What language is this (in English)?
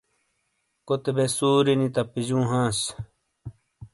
Shina